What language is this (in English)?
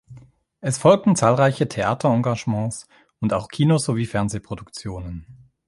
German